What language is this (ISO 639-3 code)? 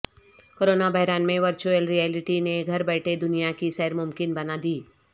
urd